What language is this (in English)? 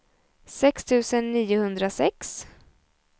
Swedish